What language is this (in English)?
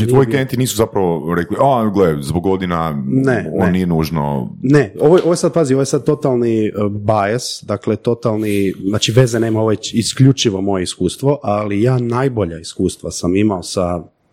Croatian